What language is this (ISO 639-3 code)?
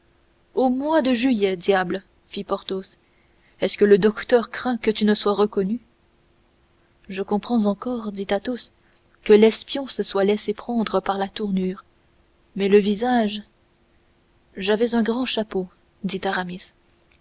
fra